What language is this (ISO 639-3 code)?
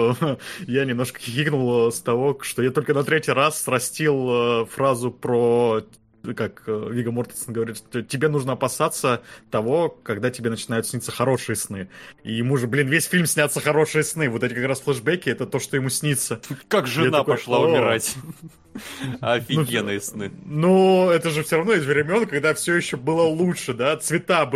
rus